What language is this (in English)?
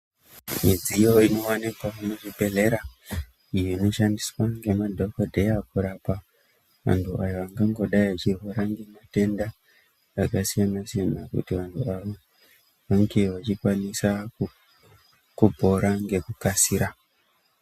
Ndau